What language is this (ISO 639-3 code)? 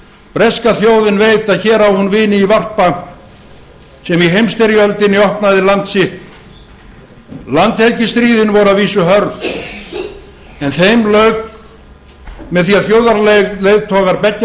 isl